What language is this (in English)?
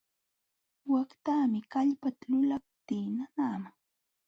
Jauja Wanca Quechua